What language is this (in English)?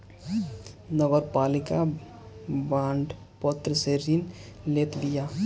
Bhojpuri